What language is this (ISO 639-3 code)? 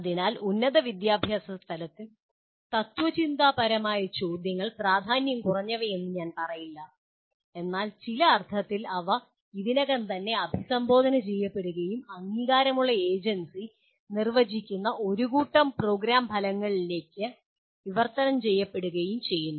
mal